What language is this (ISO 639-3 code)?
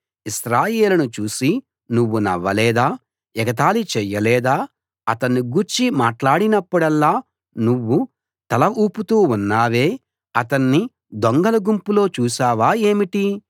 tel